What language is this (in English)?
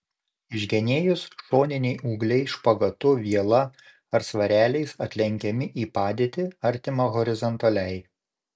Lithuanian